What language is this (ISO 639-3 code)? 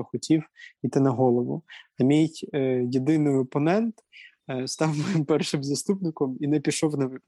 ukr